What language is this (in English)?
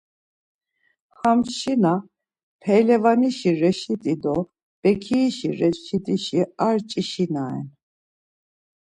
Laz